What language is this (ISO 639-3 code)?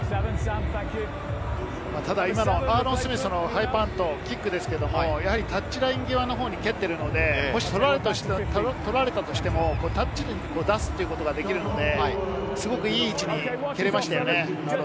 jpn